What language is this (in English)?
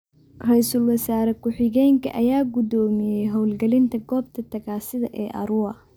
Somali